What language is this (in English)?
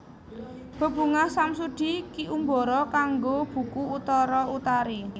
Javanese